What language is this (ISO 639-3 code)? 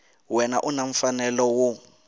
tso